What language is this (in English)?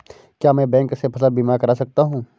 Hindi